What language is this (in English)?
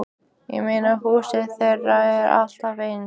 Icelandic